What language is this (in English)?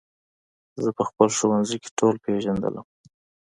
Pashto